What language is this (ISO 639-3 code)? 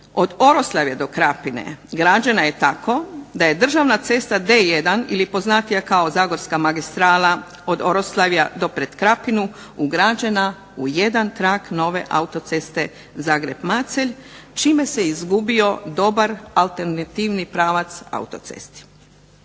hrv